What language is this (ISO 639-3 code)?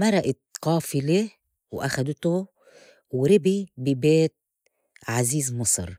apc